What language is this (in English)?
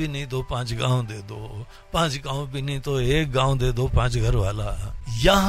Hindi